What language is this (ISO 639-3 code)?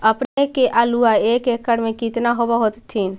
mag